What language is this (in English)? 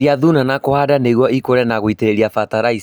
Kikuyu